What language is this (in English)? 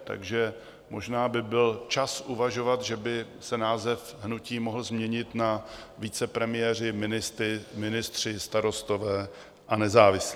Czech